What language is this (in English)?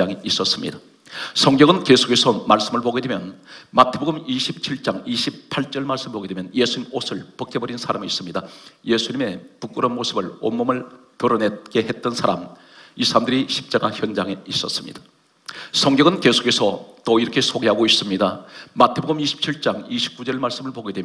Korean